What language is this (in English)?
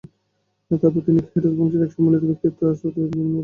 Bangla